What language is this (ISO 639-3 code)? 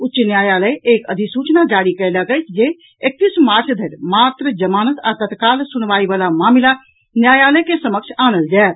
mai